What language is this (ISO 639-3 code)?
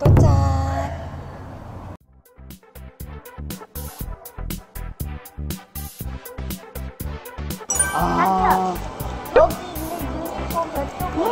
kor